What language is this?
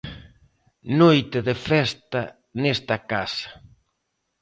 Galician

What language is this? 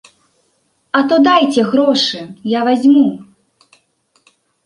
Belarusian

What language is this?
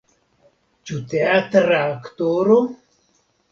Esperanto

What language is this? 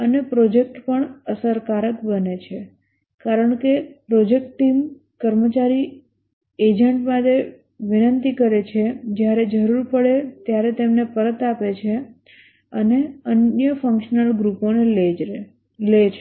Gujarati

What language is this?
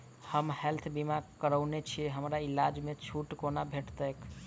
Maithili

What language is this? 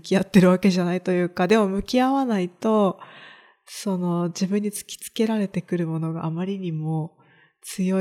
Japanese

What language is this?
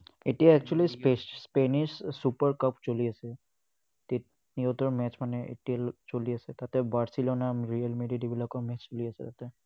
Assamese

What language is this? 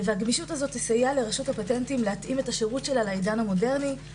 Hebrew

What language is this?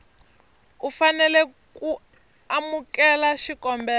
Tsonga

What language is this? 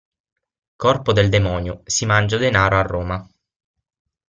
Italian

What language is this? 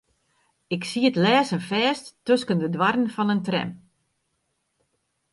Western Frisian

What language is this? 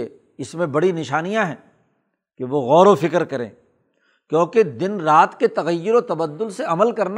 Urdu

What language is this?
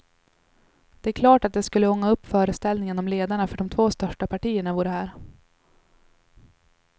Swedish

